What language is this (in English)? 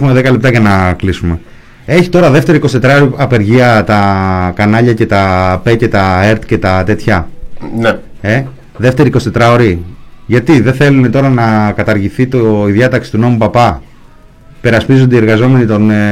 Greek